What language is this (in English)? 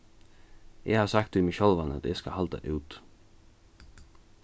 Faroese